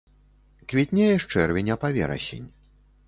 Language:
Belarusian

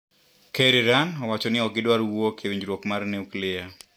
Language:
Luo (Kenya and Tanzania)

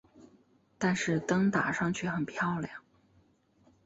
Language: Chinese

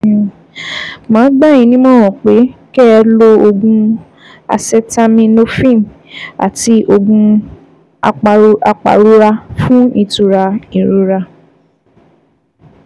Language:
Yoruba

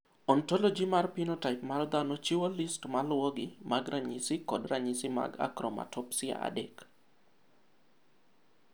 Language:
Luo (Kenya and Tanzania)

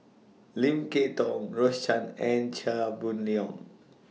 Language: English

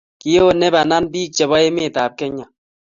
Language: Kalenjin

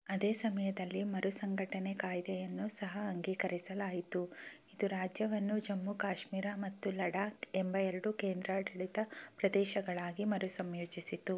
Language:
Kannada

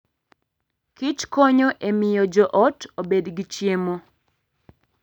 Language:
Luo (Kenya and Tanzania)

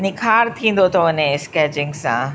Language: Sindhi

